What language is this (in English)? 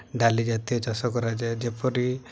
Odia